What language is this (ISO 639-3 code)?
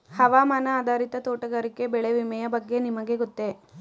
kan